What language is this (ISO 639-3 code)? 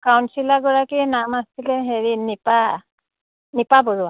asm